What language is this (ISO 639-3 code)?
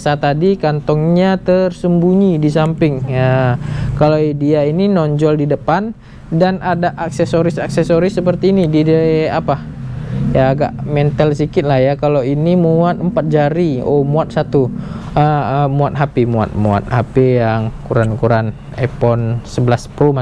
ind